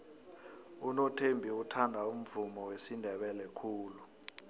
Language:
South Ndebele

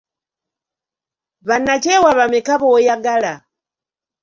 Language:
Ganda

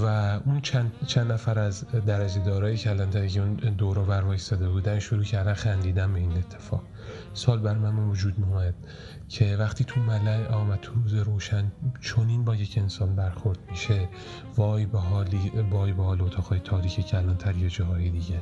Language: Persian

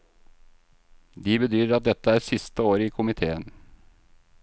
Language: Norwegian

